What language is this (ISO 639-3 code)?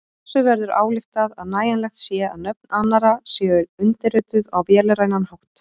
isl